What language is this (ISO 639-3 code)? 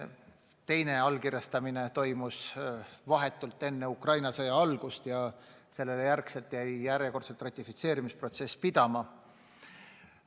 est